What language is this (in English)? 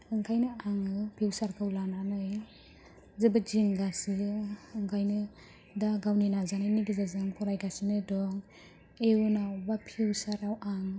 Bodo